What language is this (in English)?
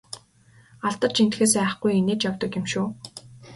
Mongolian